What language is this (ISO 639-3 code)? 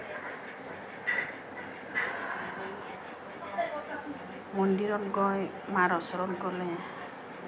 asm